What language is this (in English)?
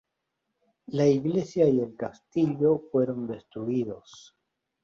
Spanish